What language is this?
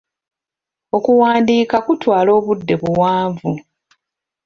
Ganda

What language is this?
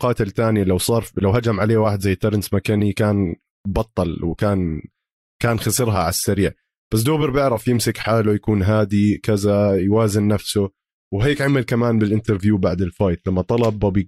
Arabic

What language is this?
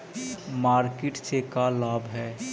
Magahi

